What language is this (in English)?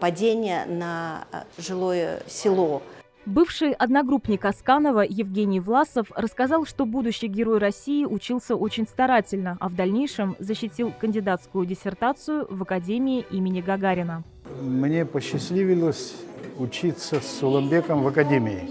Russian